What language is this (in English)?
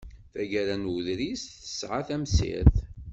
Kabyle